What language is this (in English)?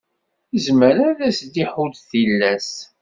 Kabyle